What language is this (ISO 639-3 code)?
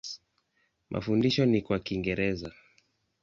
swa